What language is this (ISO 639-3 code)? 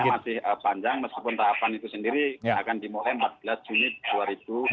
ind